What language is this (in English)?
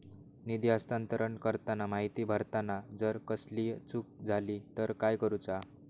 Marathi